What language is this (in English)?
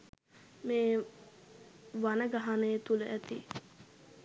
Sinhala